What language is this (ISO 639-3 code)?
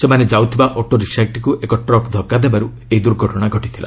ori